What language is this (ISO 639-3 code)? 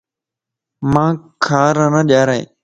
lss